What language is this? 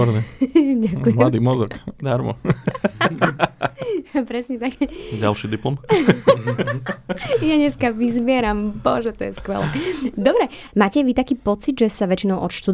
Slovak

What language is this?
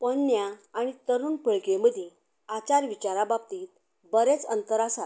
Konkani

